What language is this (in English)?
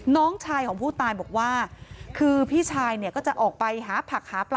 Thai